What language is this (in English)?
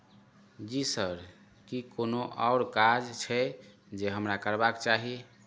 Maithili